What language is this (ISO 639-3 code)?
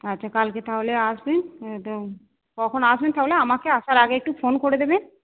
ben